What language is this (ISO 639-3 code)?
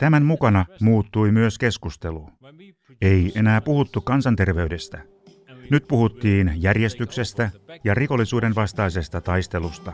fin